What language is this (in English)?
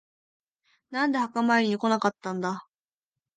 Japanese